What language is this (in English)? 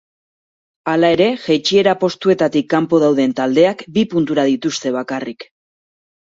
Basque